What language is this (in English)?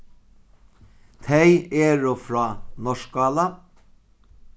Faroese